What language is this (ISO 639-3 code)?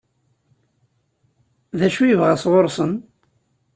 kab